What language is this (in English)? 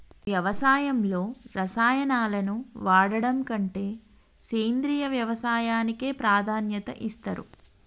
Telugu